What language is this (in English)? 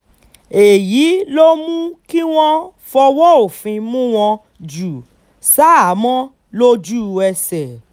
Yoruba